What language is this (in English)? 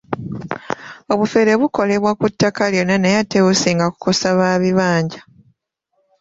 Ganda